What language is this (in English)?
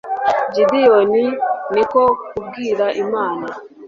Kinyarwanda